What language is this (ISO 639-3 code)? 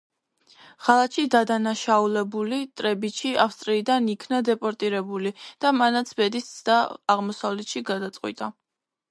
kat